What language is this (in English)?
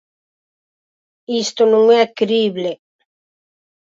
Galician